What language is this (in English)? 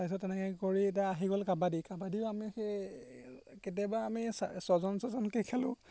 Assamese